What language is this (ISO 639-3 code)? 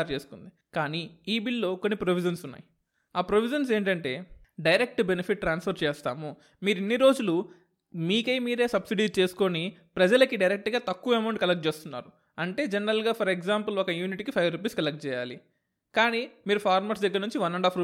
tel